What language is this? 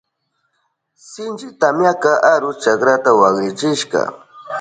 Southern Pastaza Quechua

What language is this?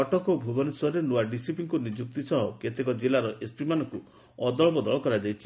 Odia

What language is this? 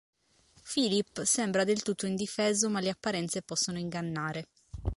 Italian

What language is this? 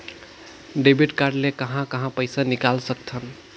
Chhattisgarhi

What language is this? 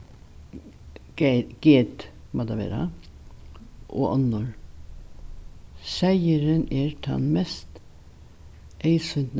Faroese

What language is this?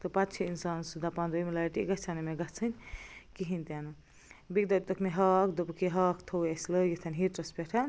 Kashmiri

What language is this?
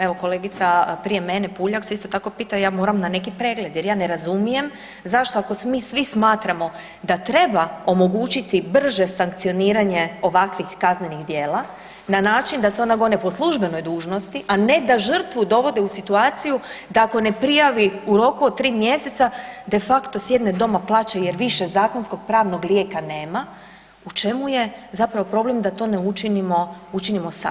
Croatian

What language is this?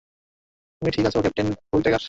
Bangla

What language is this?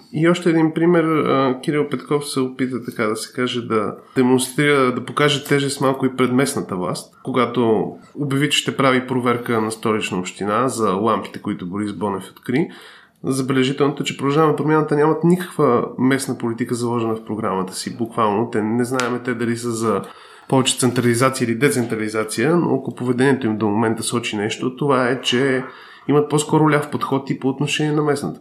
Bulgarian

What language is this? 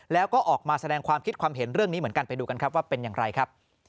Thai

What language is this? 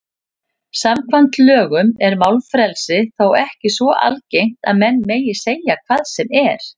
Icelandic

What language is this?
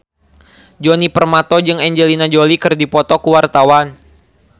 Sundanese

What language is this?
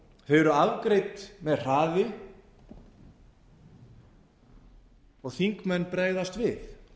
Icelandic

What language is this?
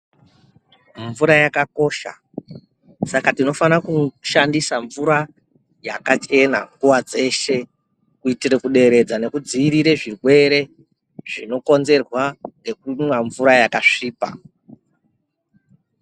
Ndau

